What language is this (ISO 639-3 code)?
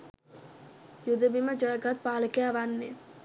sin